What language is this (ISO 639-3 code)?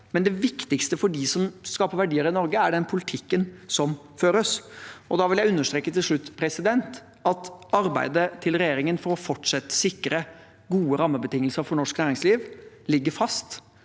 nor